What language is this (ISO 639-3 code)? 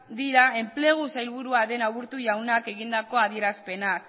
eus